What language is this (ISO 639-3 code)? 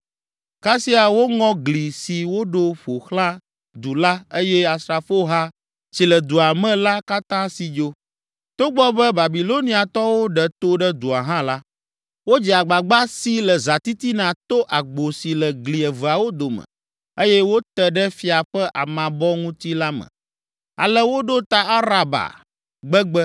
ewe